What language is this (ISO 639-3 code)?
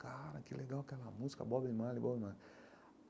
por